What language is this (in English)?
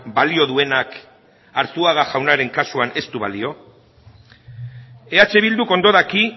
Basque